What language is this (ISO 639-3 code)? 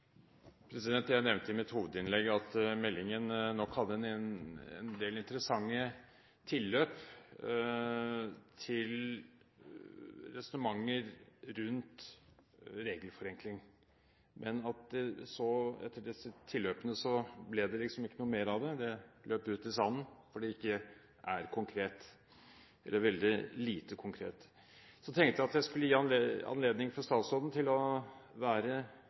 nor